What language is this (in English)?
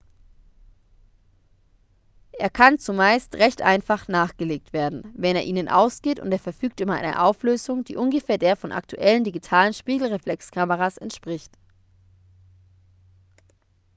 German